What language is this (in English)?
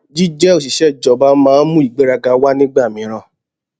Yoruba